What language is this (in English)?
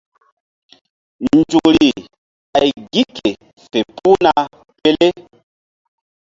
Mbum